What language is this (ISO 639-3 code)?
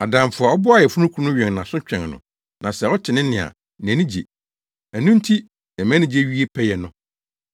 aka